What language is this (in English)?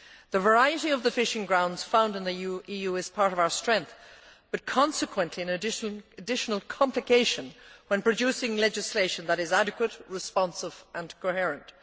English